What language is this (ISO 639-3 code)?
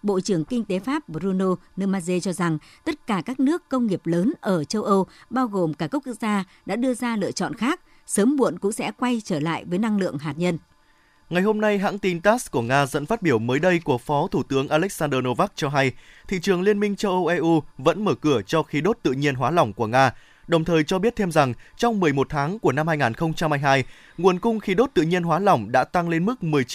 vie